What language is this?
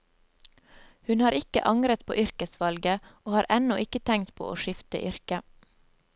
Norwegian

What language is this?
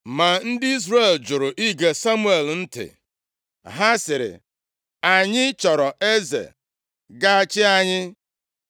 Igbo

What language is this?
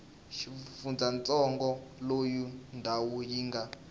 Tsonga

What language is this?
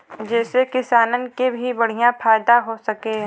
Bhojpuri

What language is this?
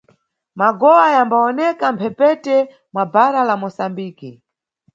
Nyungwe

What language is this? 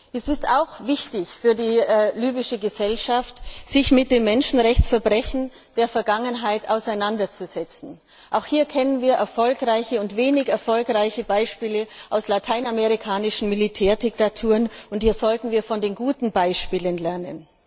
German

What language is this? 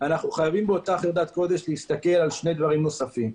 Hebrew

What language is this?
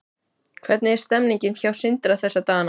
Icelandic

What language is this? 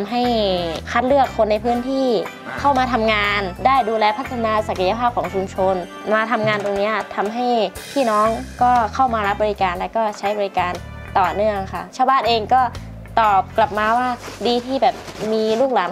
Thai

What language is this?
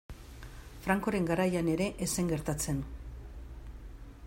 Basque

